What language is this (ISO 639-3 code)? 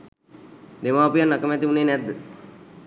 sin